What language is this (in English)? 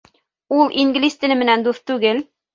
Bashkir